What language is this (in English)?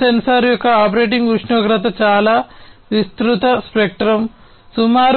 Telugu